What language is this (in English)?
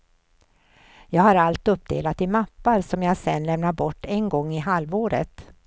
Swedish